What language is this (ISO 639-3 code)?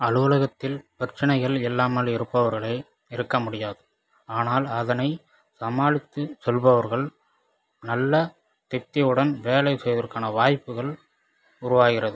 tam